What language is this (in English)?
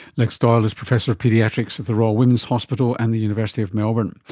English